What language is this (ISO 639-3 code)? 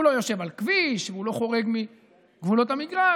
heb